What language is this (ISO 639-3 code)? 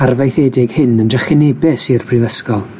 cym